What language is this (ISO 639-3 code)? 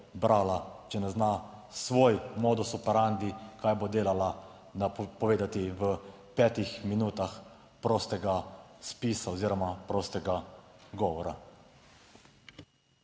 slv